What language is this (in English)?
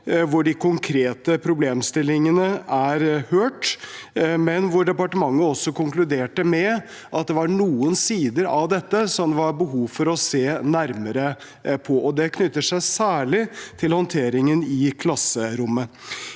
Norwegian